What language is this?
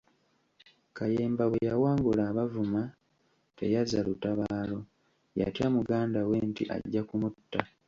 Ganda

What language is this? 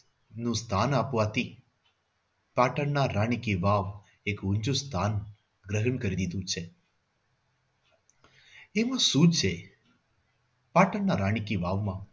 Gujarati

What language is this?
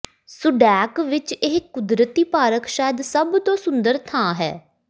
Punjabi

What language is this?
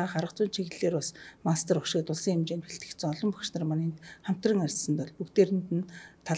Turkish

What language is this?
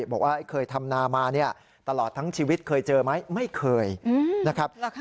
Thai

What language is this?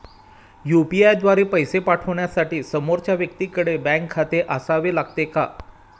Marathi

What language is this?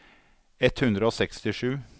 Norwegian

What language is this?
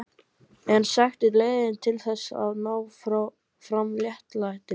Icelandic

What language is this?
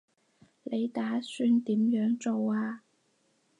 Cantonese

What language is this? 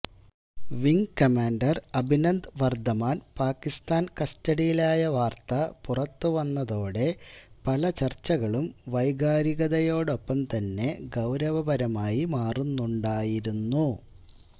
Malayalam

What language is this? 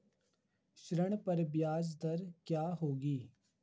Hindi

